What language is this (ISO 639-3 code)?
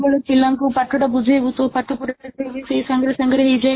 ori